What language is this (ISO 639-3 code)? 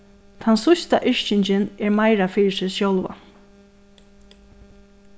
fao